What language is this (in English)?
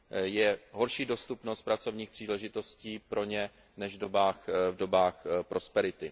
Czech